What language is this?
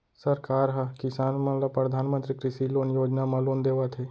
Chhattisgarhi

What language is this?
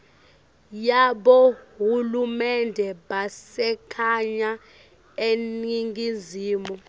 Swati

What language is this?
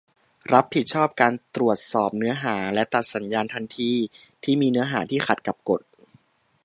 Thai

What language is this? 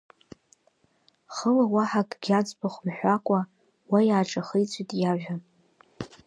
Abkhazian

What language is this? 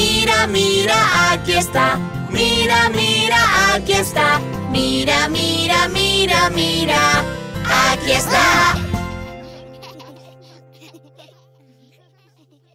Spanish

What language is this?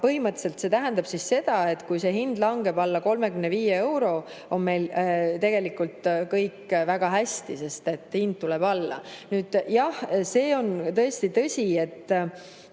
Estonian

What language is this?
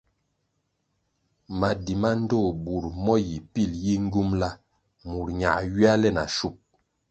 Kwasio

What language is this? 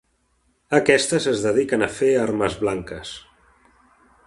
Catalan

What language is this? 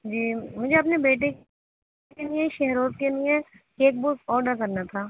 Urdu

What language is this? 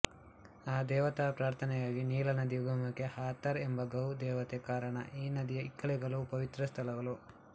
Kannada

